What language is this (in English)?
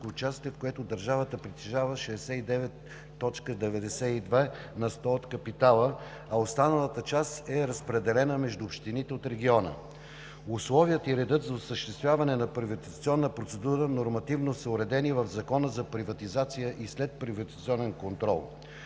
Bulgarian